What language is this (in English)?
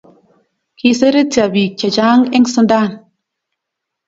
Kalenjin